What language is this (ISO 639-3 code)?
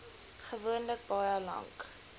afr